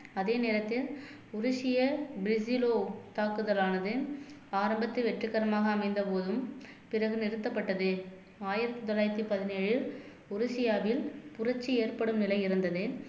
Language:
Tamil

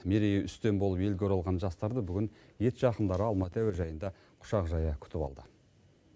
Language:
Kazakh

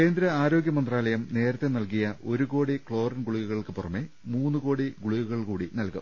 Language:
Malayalam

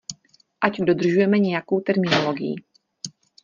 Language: Czech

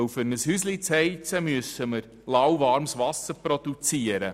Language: Swiss German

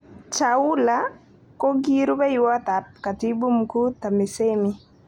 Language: Kalenjin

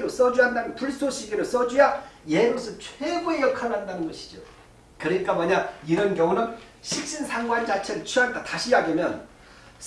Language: Korean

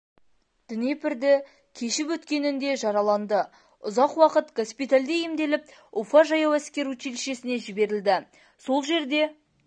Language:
Kazakh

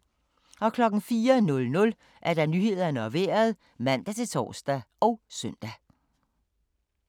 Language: Danish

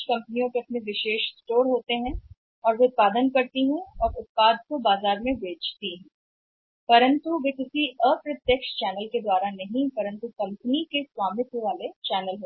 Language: Hindi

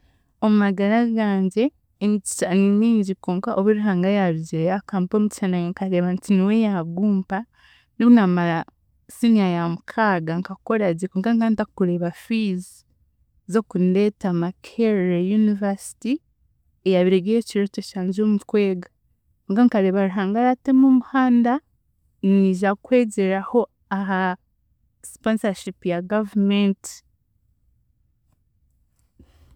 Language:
Chiga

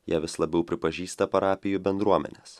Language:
Lithuanian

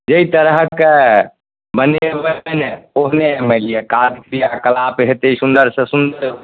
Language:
Maithili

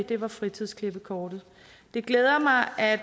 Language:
Danish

